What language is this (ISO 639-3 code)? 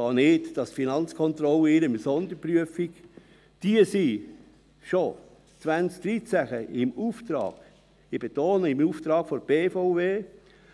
gsw